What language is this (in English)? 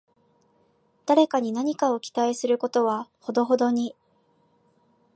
Japanese